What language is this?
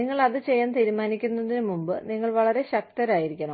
Malayalam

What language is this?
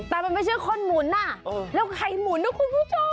Thai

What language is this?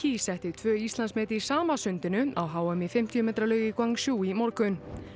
Icelandic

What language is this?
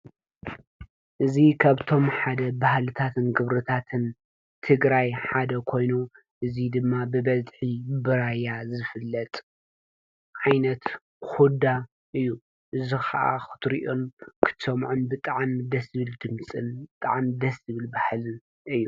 Tigrinya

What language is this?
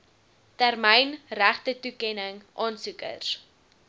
Afrikaans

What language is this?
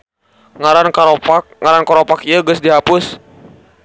Sundanese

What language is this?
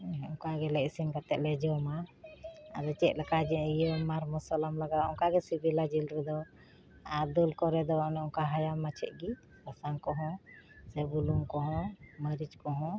Santali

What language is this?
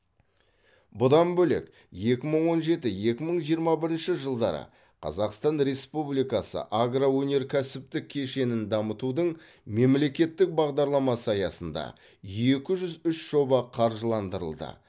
Kazakh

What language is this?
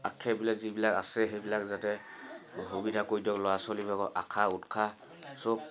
Assamese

